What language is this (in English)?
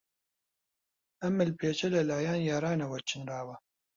Central Kurdish